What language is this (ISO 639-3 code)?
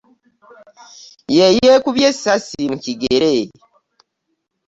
lug